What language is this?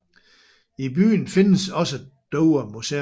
Danish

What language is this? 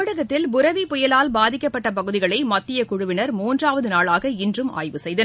Tamil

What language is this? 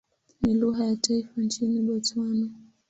Swahili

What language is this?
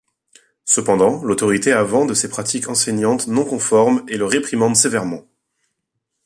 French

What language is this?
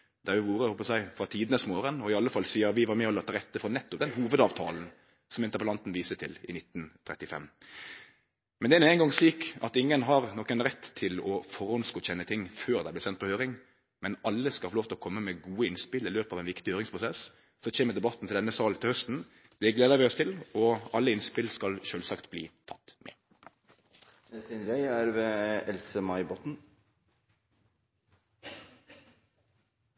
Norwegian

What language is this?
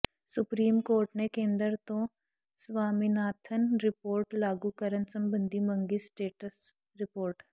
Punjabi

